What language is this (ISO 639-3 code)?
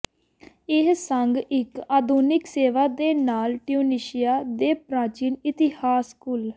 pan